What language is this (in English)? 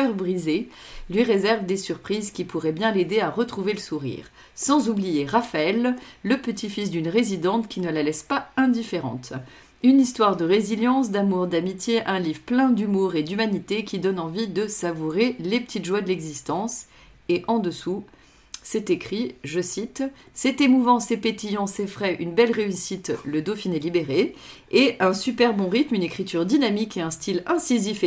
French